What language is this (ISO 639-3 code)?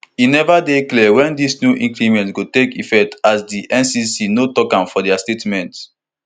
pcm